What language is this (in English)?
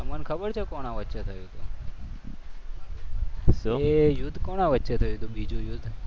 Gujarati